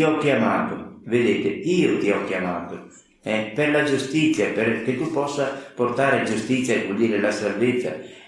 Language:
Italian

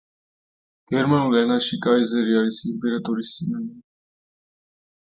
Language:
Georgian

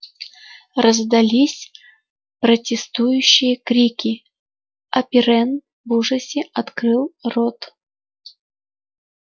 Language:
Russian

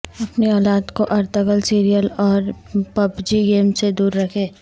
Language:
Urdu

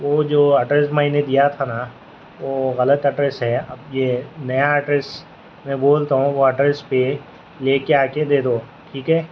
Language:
Urdu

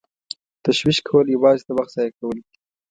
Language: Pashto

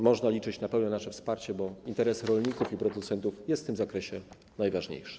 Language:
Polish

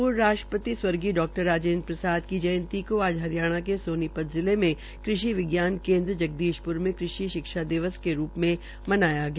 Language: Hindi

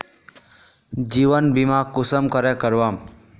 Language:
Magahi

